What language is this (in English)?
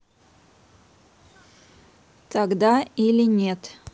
Russian